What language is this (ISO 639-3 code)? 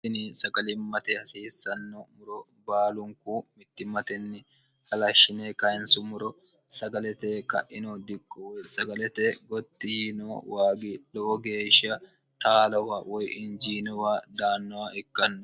sid